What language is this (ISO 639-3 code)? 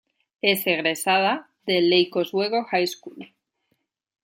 spa